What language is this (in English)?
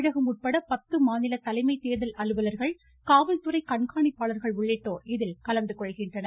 Tamil